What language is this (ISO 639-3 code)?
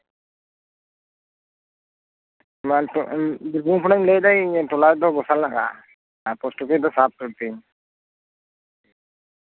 sat